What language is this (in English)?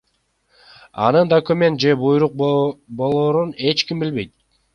Kyrgyz